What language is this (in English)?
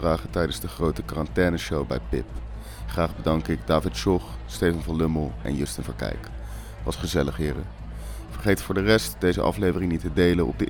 Dutch